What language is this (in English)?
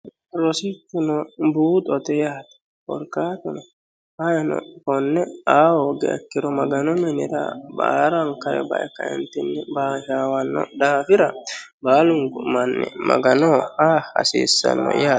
Sidamo